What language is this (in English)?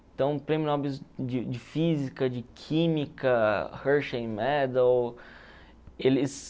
Portuguese